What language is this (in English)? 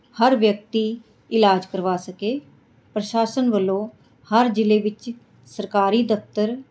Punjabi